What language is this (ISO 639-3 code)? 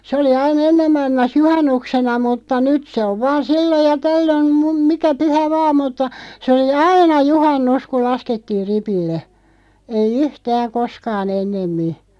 fin